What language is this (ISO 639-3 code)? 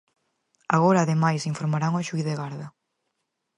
glg